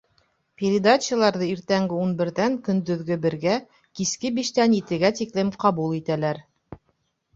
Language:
Bashkir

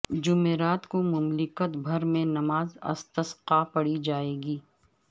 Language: Urdu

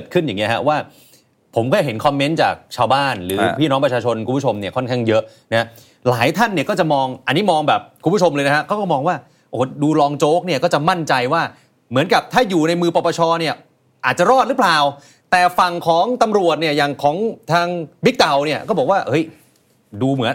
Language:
Thai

